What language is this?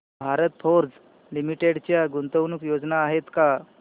Marathi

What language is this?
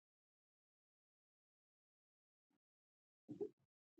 Pashto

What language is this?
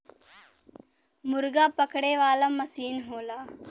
Bhojpuri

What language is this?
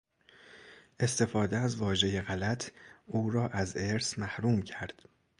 Persian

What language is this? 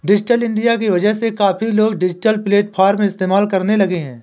Hindi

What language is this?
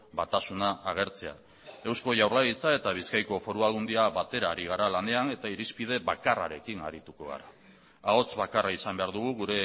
Basque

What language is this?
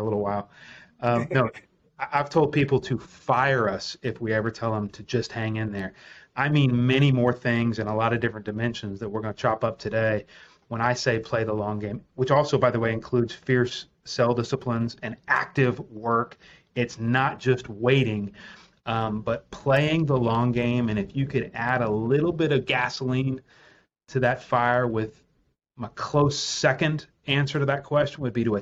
English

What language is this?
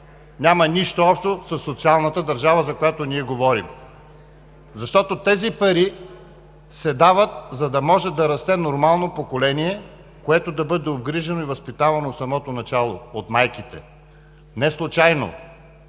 Bulgarian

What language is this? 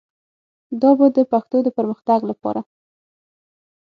Pashto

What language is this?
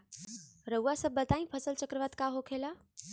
Bhojpuri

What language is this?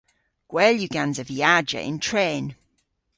Cornish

